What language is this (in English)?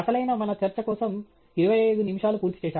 Telugu